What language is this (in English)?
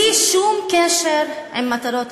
Hebrew